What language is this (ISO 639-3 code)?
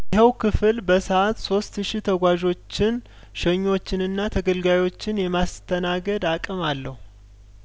amh